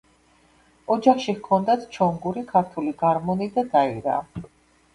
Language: Georgian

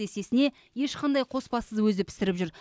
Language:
Kazakh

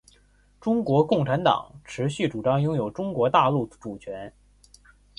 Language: Chinese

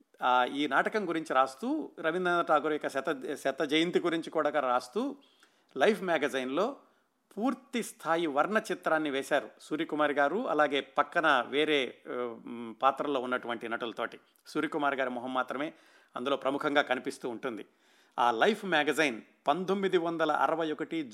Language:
Telugu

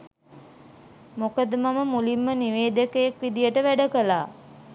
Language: Sinhala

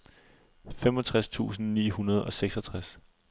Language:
Danish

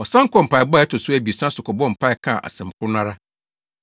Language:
Akan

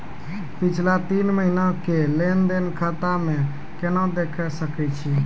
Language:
Maithili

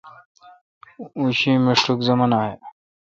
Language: Kalkoti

